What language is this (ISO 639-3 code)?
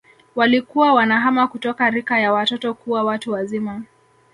swa